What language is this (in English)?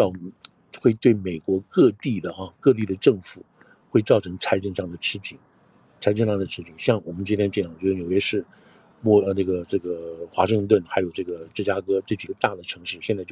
Chinese